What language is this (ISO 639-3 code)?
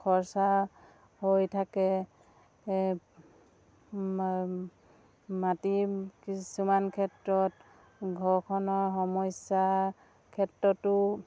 asm